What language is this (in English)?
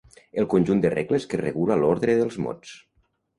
Catalan